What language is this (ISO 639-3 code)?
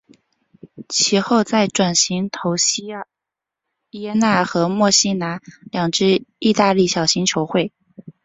zho